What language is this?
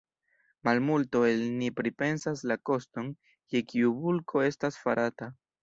Esperanto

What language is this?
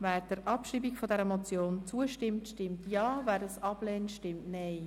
Swiss German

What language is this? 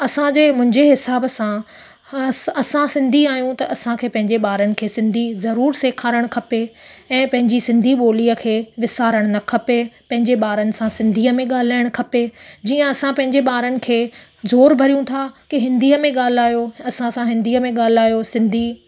Sindhi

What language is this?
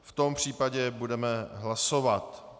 Czech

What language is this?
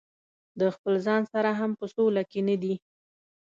Pashto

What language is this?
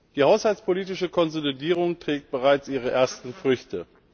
German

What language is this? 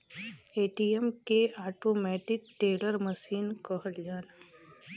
Bhojpuri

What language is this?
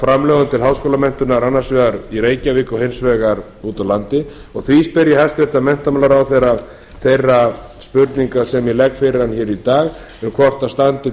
Icelandic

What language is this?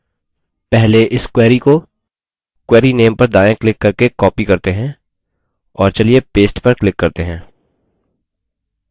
Hindi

